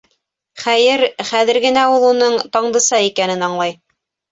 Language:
Bashkir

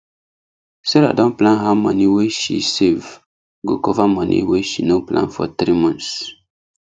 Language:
Nigerian Pidgin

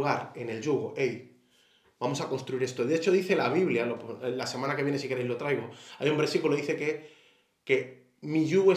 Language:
Spanish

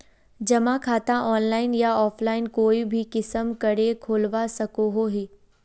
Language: Magahi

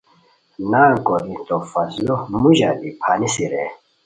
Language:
Khowar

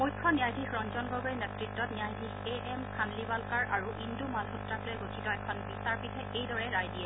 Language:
Assamese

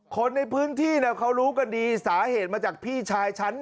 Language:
Thai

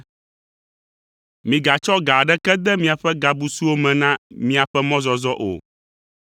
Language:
Ewe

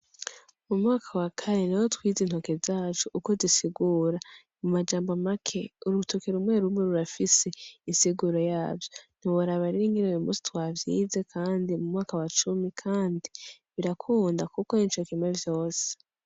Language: Rundi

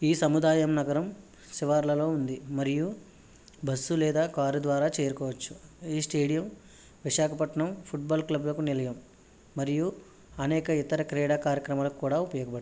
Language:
Telugu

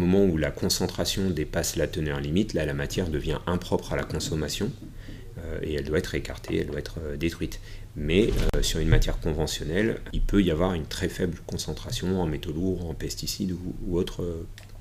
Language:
French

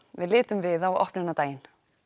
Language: Icelandic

